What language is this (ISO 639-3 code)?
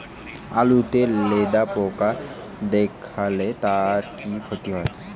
ben